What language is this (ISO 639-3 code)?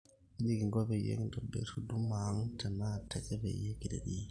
mas